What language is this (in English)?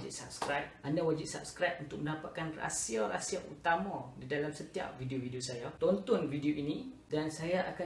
Malay